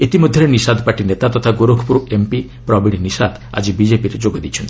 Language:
Odia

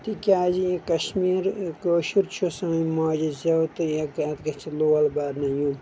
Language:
Kashmiri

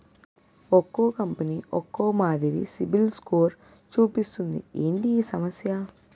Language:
Telugu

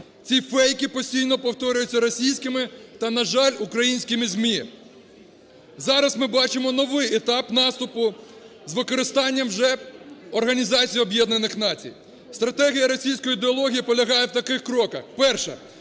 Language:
Ukrainian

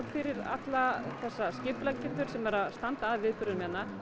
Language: Icelandic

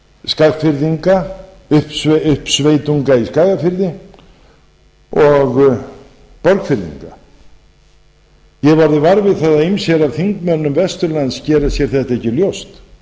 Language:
Icelandic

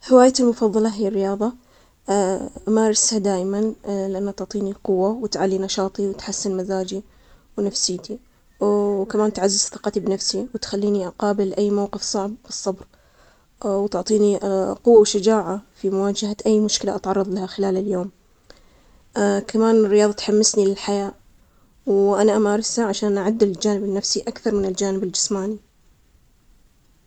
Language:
Omani Arabic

